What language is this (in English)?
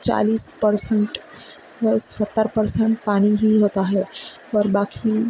Urdu